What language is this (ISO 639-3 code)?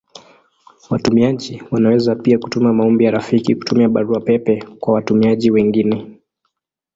swa